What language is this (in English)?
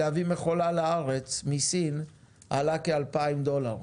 Hebrew